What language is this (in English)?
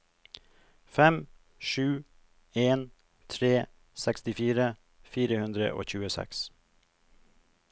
Norwegian